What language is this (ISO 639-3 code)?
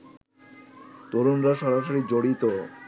ben